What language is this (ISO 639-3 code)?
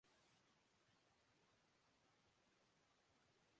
urd